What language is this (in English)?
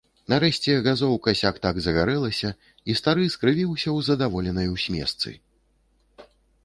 Belarusian